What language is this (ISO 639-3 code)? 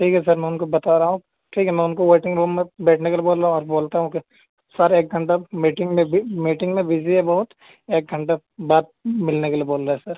urd